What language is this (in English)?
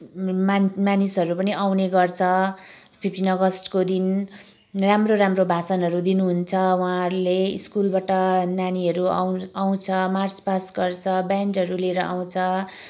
Nepali